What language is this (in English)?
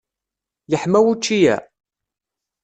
Kabyle